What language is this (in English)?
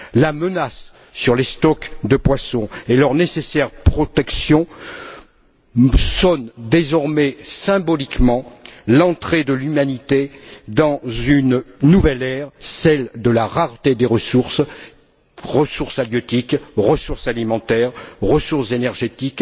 French